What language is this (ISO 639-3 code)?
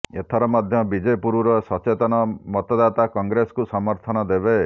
ori